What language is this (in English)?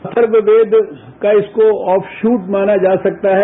Hindi